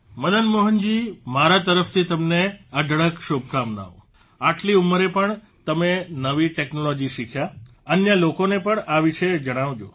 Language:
Gujarati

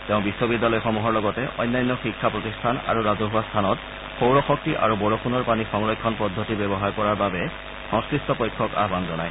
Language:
Assamese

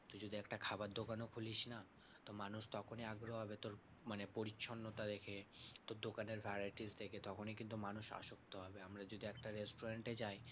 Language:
Bangla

